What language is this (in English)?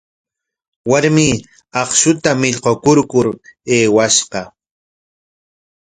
Corongo Ancash Quechua